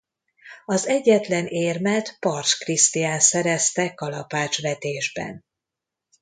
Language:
Hungarian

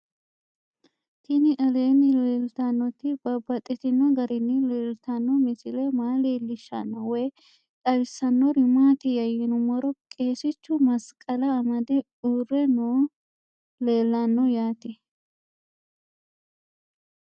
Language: Sidamo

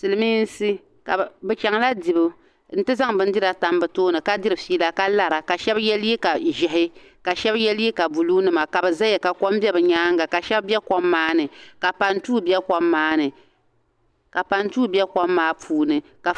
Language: Dagbani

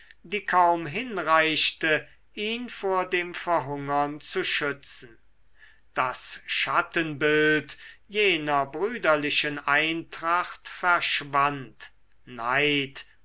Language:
German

